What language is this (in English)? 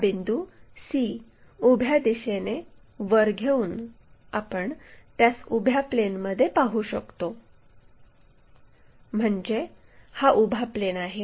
Marathi